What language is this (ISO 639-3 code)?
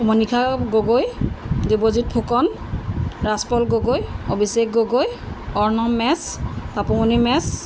asm